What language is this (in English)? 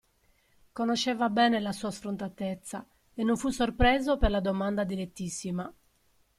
Italian